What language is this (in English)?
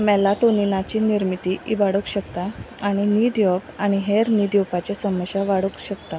Konkani